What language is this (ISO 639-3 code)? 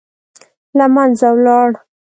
pus